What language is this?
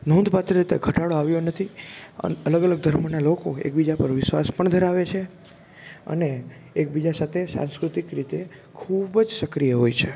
Gujarati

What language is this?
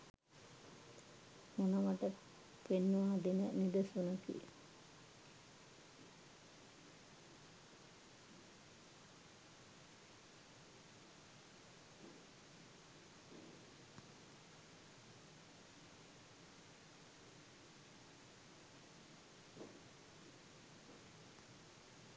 Sinhala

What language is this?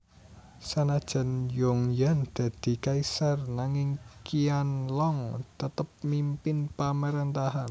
Javanese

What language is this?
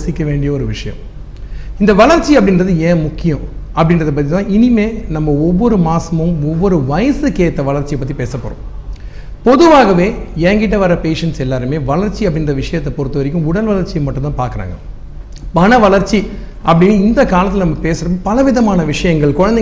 Tamil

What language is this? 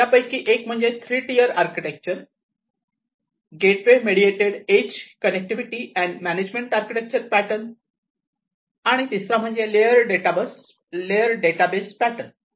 Marathi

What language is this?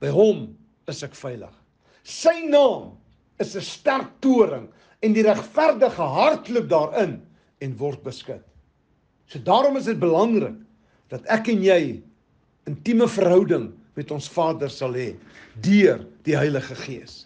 Dutch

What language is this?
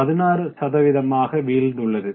Tamil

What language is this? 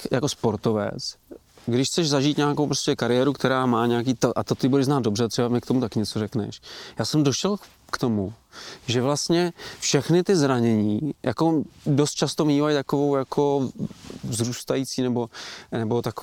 Czech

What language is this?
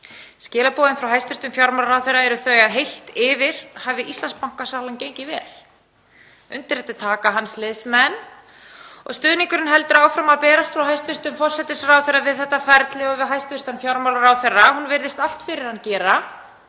Icelandic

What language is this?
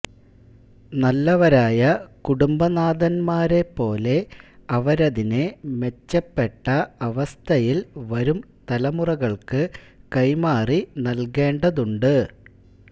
Malayalam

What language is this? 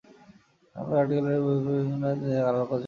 Bangla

